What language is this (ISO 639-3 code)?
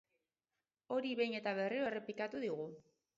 eus